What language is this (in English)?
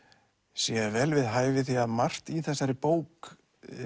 Icelandic